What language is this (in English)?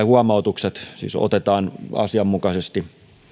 Finnish